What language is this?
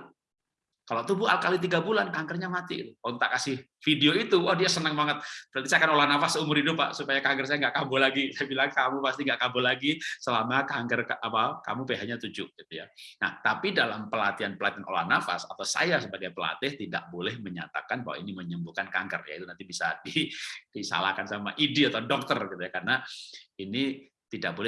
Indonesian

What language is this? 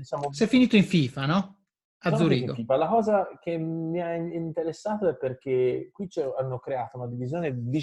Italian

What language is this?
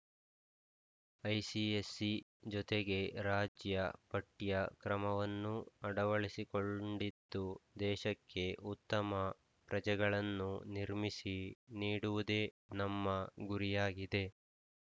Kannada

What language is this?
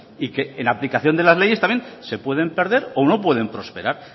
Spanish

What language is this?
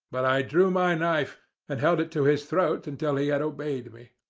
English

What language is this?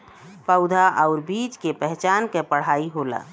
Bhojpuri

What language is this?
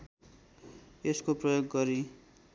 Nepali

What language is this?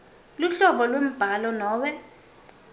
Swati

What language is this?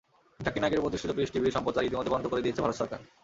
Bangla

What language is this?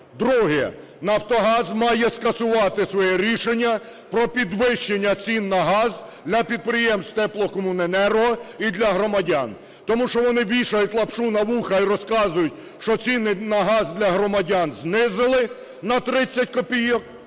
Ukrainian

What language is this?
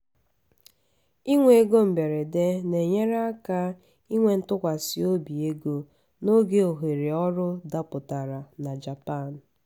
Igbo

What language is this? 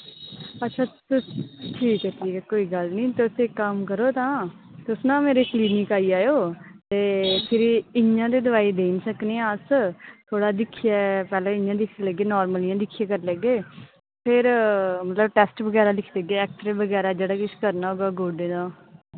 Dogri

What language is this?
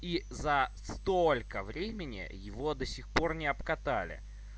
Russian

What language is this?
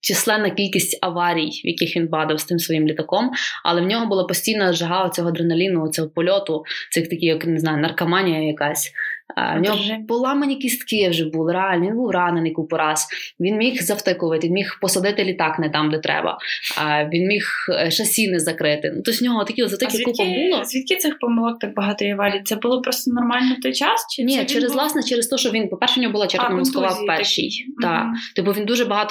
Ukrainian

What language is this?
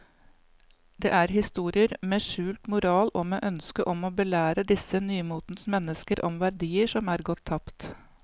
Norwegian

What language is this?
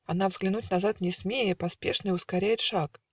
Russian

